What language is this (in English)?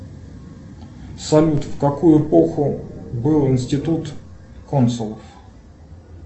Russian